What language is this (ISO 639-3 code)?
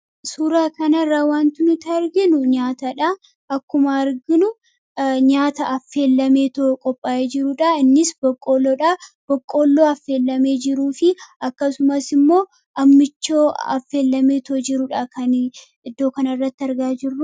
orm